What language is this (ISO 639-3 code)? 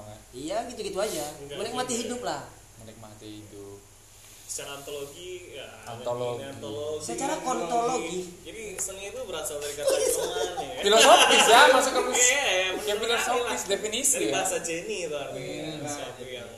ind